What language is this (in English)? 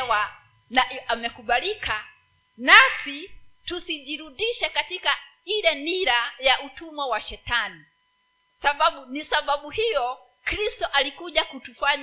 Swahili